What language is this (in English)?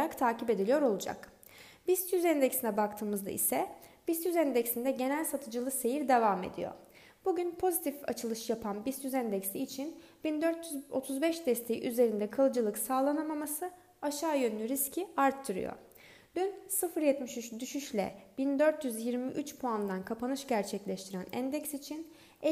Turkish